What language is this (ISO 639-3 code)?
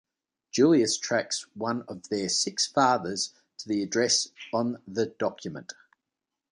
eng